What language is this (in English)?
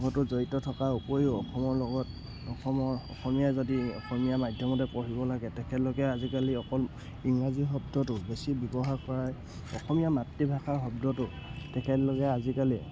Assamese